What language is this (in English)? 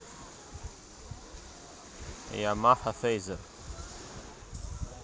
Russian